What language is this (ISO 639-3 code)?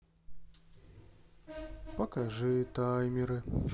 rus